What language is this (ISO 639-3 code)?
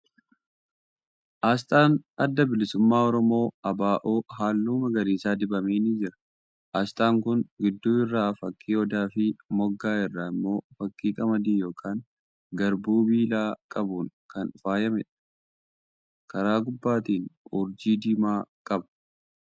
orm